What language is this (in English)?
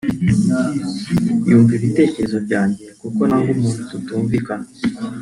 Kinyarwanda